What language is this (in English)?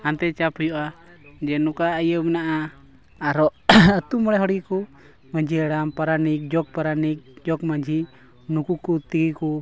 Santali